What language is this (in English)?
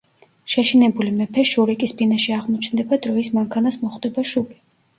Georgian